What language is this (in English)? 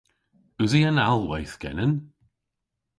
Cornish